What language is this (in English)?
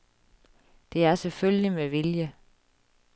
Danish